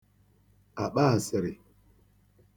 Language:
Igbo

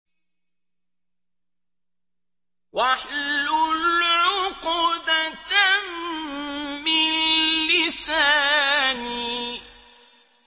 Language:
Arabic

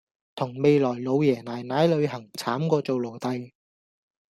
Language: Cantonese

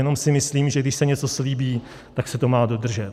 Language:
Czech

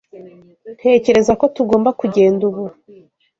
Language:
Kinyarwanda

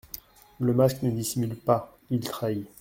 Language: French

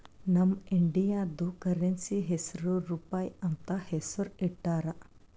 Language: Kannada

